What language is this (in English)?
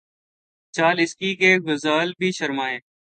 Urdu